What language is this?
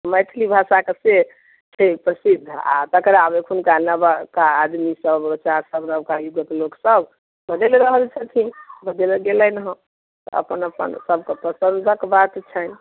Maithili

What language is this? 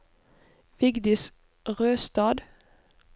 Norwegian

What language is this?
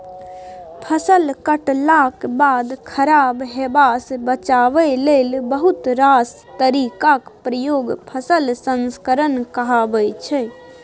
Maithili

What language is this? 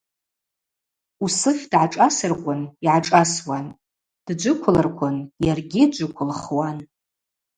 Abaza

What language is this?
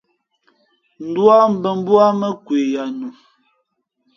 Fe'fe'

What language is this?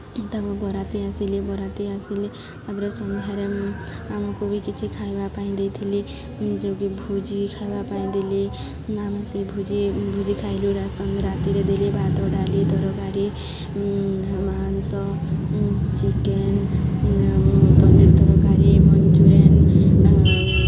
Odia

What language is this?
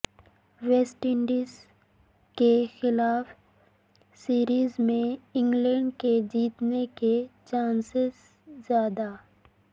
Urdu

